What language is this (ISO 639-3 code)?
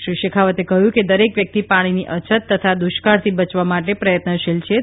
guj